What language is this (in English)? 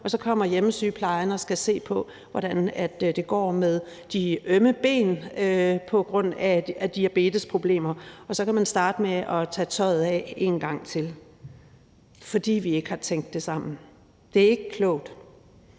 Danish